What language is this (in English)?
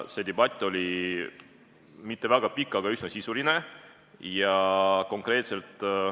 Estonian